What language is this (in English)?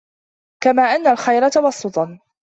Arabic